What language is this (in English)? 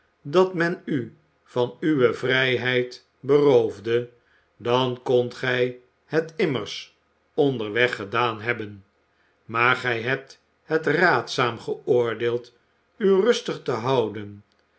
Dutch